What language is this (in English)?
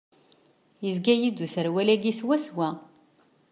Kabyle